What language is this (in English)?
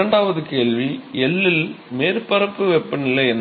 Tamil